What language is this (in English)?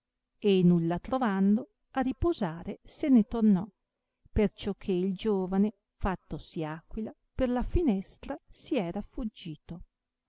Italian